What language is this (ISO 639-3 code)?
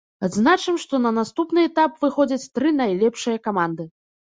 bel